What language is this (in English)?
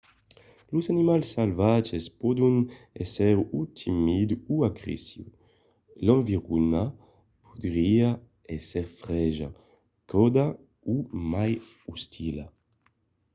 Occitan